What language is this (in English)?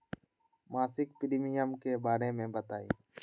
Magahi